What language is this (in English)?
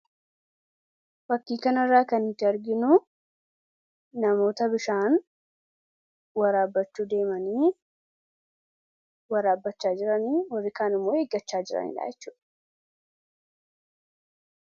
Oromo